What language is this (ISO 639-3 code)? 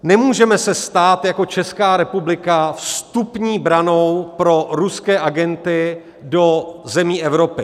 ces